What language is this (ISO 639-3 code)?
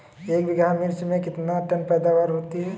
hin